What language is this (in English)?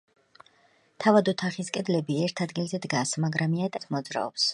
Georgian